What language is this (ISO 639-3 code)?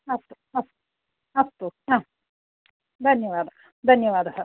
san